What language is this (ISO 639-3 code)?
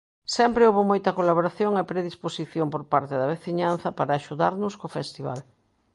glg